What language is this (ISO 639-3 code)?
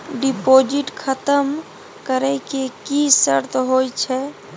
mai